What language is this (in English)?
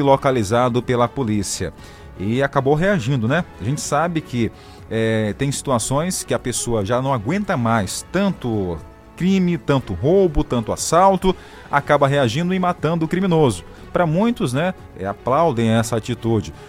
Portuguese